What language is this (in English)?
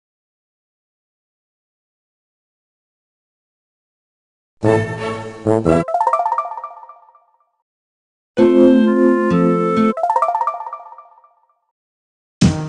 English